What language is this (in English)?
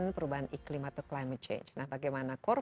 Indonesian